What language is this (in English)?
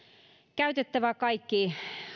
Finnish